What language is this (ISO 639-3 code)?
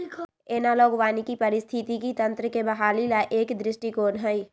mag